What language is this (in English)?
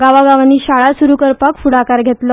Konkani